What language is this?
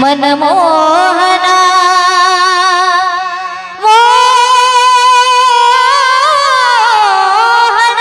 Marathi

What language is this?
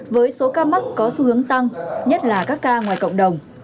Vietnamese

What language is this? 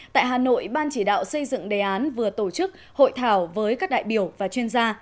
Vietnamese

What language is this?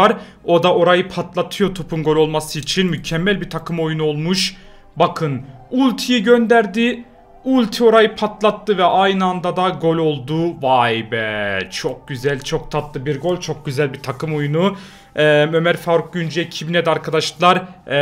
Turkish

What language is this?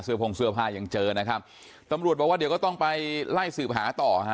Thai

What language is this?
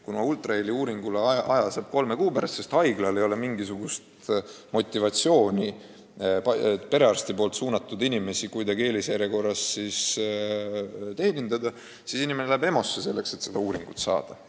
Estonian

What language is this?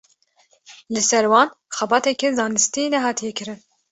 Kurdish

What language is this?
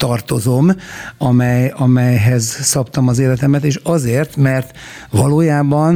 Hungarian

